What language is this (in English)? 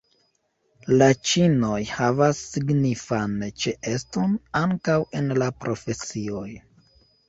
Esperanto